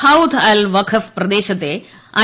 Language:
Malayalam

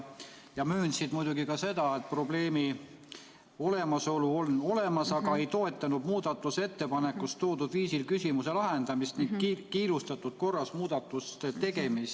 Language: Estonian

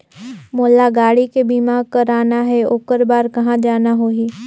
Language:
Chhattisgarhi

